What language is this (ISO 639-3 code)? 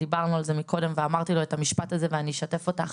heb